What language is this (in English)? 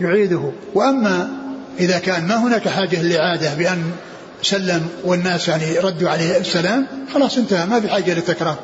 Arabic